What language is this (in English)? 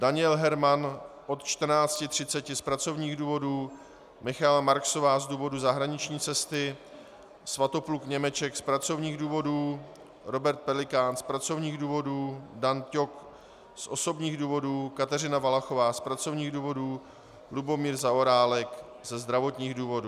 Czech